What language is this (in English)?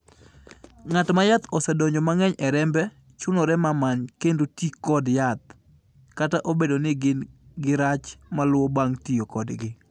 Luo (Kenya and Tanzania)